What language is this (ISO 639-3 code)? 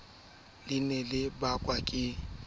sot